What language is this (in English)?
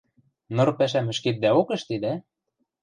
Western Mari